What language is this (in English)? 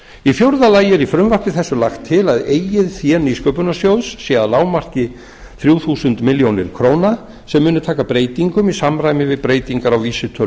Icelandic